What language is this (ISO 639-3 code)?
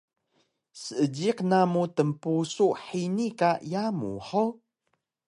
trv